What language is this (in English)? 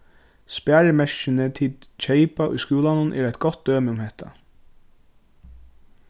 Faroese